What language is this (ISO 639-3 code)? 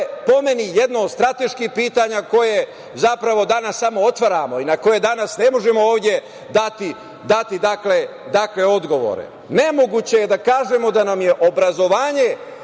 srp